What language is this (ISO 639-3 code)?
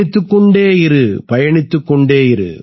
tam